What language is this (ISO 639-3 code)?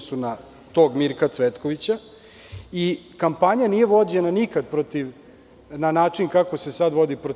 srp